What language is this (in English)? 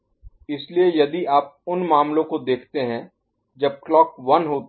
Hindi